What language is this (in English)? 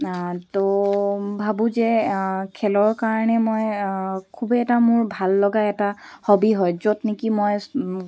Assamese